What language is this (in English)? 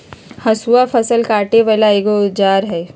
Magahi